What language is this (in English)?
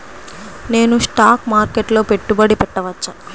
Telugu